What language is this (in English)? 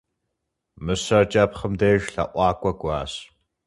Kabardian